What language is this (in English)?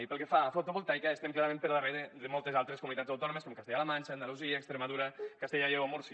Catalan